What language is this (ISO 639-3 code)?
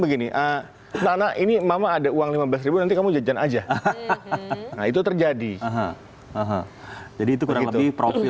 ind